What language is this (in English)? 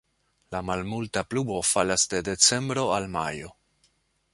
Esperanto